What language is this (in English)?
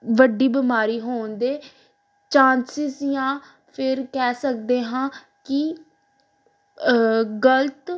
Punjabi